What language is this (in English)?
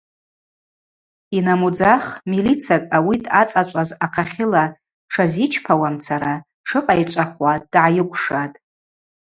Abaza